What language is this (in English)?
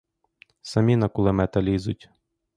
Ukrainian